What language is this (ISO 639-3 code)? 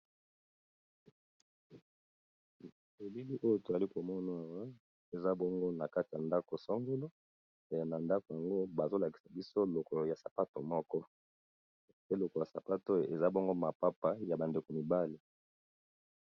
lin